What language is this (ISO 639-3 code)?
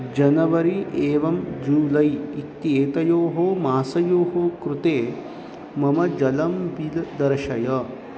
san